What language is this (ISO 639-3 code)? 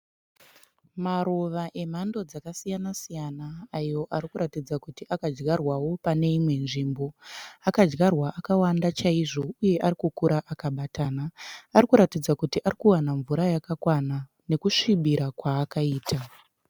sna